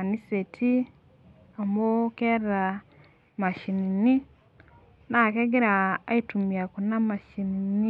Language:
Masai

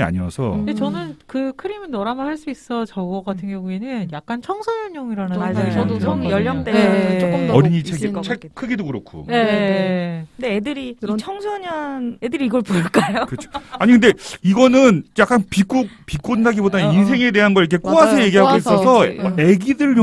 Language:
Korean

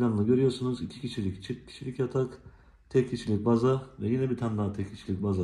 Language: Turkish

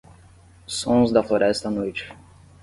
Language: Portuguese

